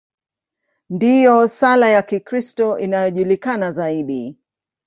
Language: Swahili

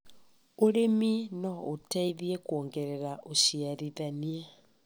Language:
Kikuyu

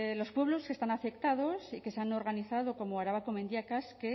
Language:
Spanish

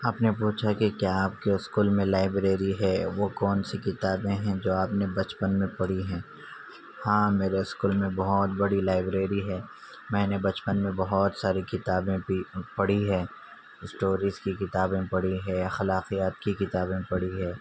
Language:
Urdu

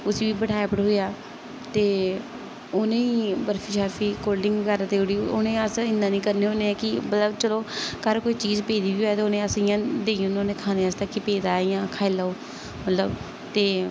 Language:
Dogri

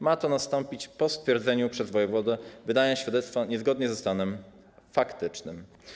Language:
Polish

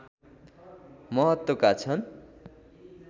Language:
Nepali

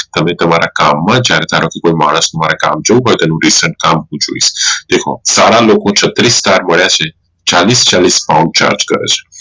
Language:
Gujarati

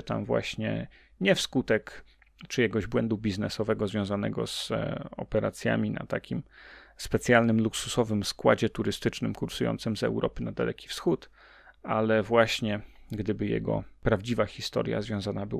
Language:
Polish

